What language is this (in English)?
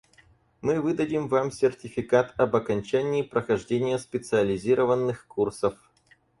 Russian